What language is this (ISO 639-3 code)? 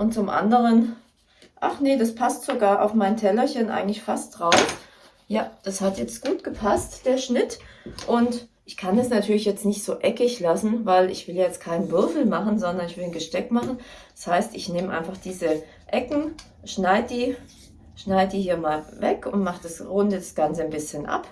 deu